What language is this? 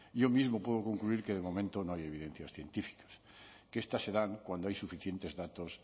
Spanish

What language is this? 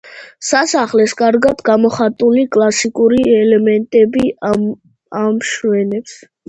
Georgian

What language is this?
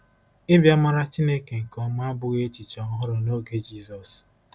Igbo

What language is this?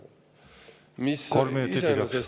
Estonian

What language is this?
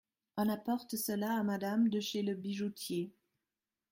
French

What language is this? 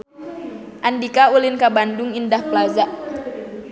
Sundanese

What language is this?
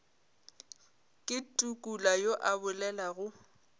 Northern Sotho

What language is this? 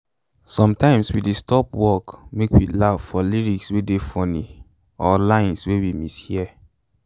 Nigerian Pidgin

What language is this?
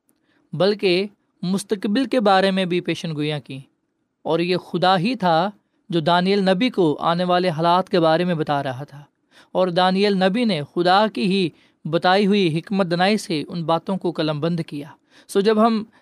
Urdu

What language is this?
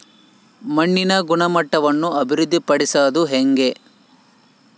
Kannada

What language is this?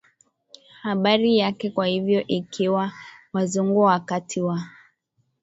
Swahili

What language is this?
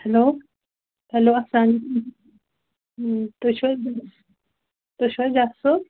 Kashmiri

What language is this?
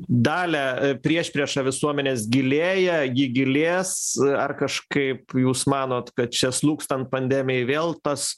Lithuanian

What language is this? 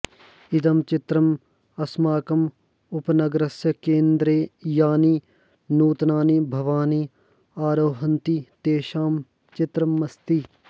Sanskrit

